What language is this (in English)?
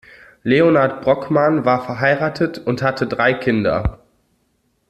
German